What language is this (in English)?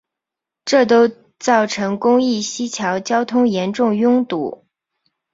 Chinese